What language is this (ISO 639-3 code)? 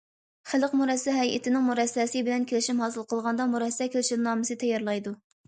uig